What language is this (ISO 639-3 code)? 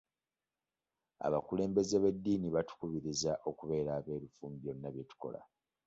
lug